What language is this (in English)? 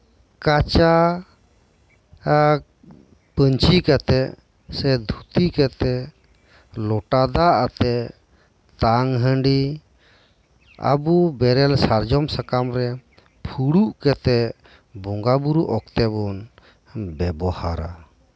Santali